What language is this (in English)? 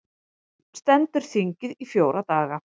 Icelandic